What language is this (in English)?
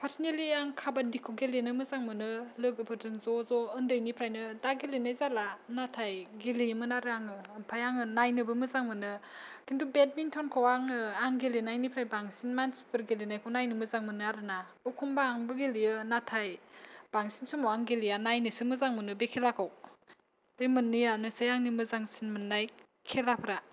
Bodo